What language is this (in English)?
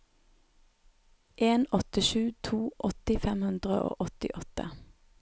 Norwegian